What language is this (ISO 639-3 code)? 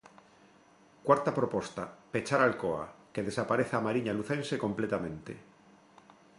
glg